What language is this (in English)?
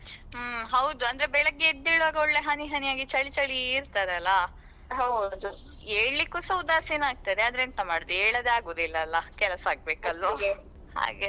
Kannada